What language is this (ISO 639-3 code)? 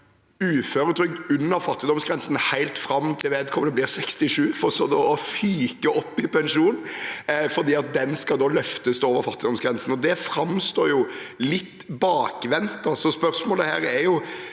nor